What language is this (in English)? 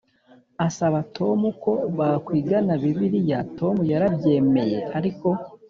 Kinyarwanda